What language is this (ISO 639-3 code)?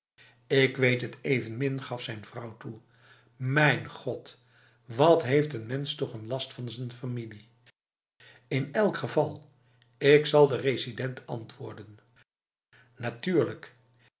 nld